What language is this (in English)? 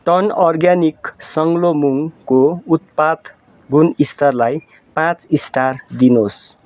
Nepali